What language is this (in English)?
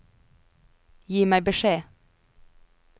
Norwegian